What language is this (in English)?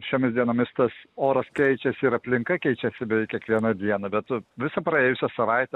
Lithuanian